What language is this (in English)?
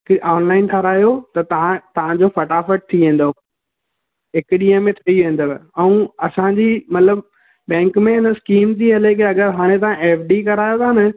Sindhi